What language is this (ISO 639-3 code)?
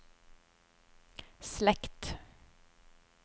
nor